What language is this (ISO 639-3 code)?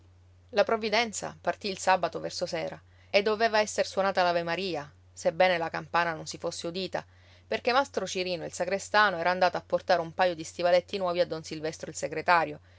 ita